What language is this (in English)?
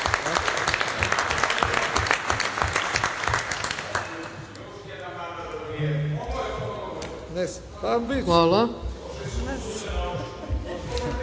Serbian